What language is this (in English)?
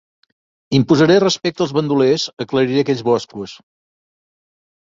Catalan